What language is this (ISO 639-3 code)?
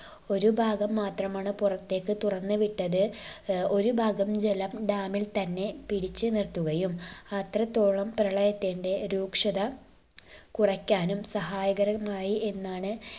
mal